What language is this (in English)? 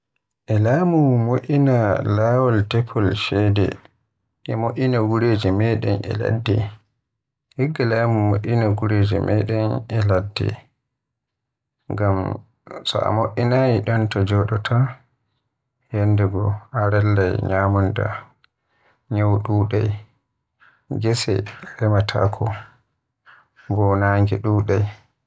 Western Niger Fulfulde